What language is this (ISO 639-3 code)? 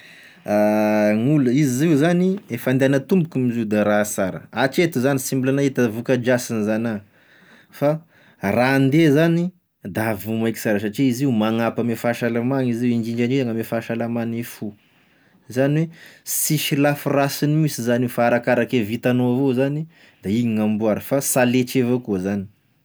tkg